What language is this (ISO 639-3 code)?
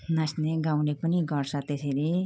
nep